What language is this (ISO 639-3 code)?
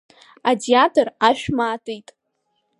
abk